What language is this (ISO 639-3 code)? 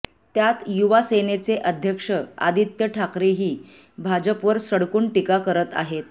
mar